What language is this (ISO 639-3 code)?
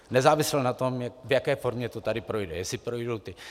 ces